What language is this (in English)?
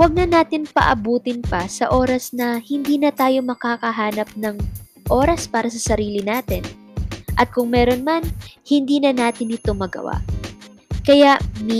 Filipino